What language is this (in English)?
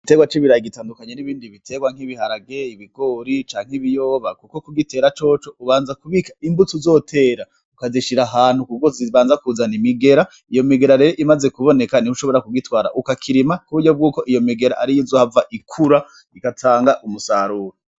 Rundi